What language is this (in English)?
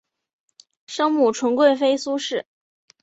Chinese